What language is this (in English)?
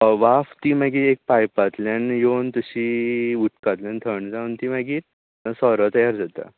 Konkani